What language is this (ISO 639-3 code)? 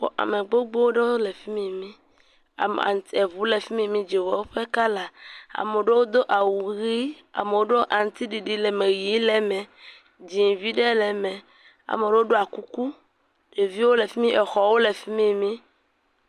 ewe